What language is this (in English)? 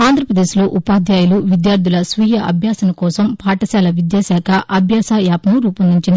Telugu